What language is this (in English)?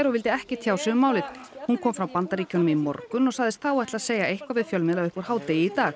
Icelandic